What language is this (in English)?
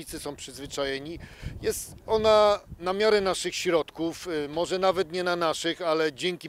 Polish